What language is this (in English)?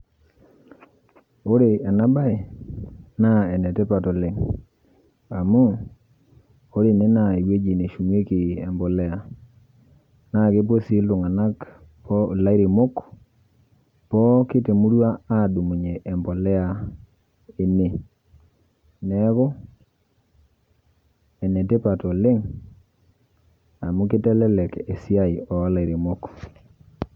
Masai